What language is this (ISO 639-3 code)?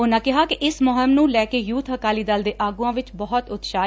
pan